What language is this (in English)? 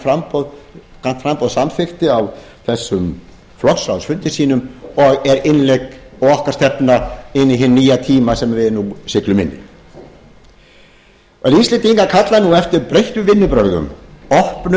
Icelandic